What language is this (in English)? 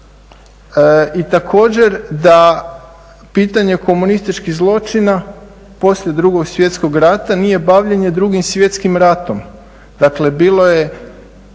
Croatian